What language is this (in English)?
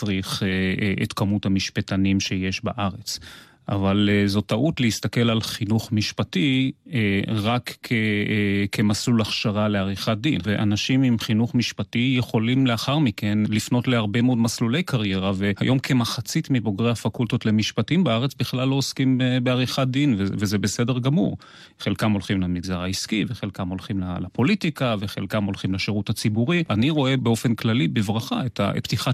Hebrew